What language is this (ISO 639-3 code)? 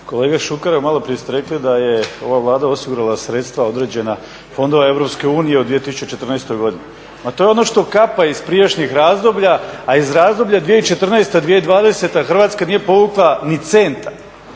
hrv